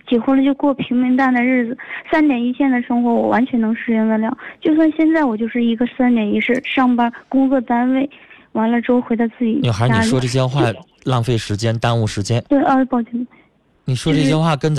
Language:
Chinese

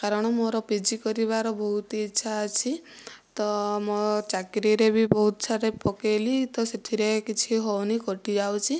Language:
Odia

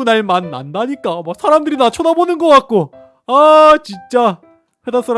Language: Korean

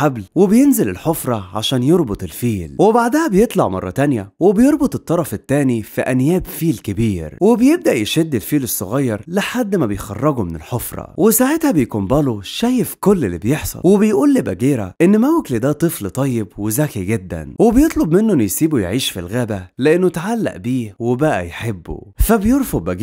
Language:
Arabic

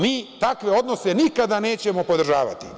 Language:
Serbian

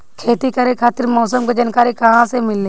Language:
Bhojpuri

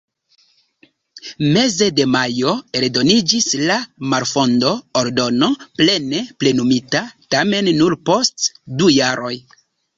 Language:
Esperanto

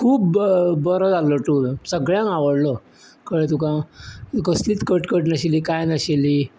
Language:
Konkani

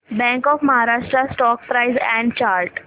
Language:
Marathi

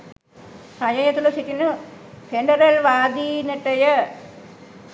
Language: Sinhala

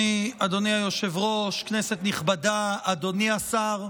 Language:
Hebrew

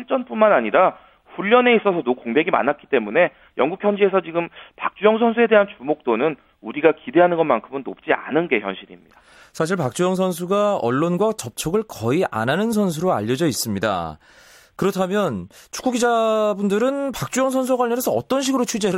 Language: Korean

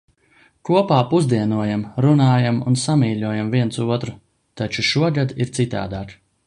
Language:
Latvian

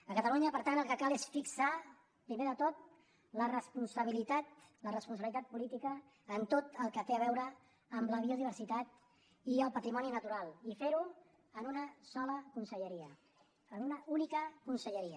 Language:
Catalan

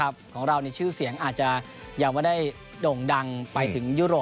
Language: Thai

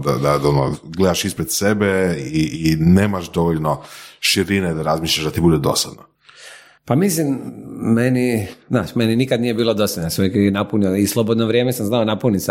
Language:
Croatian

